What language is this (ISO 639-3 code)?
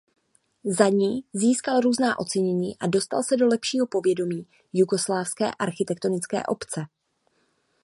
ces